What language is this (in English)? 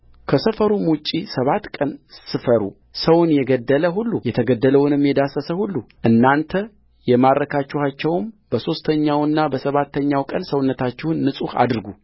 Amharic